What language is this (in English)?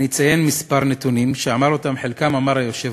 Hebrew